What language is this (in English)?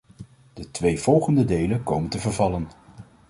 Dutch